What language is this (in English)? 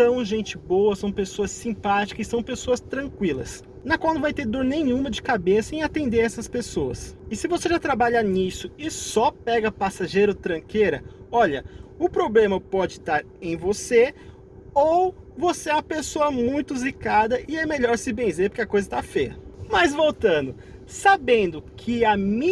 Portuguese